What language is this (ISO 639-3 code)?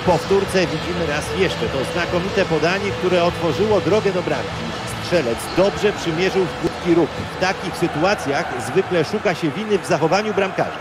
pol